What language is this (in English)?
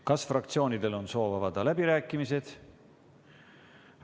Estonian